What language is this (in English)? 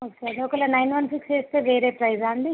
Telugu